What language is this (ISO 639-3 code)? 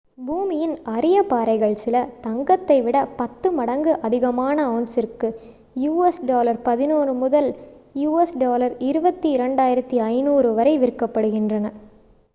tam